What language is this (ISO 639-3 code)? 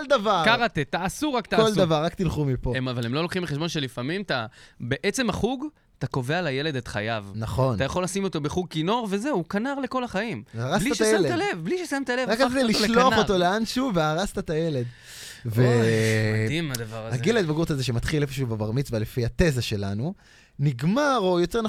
heb